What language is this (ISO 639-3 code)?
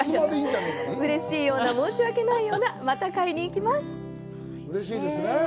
jpn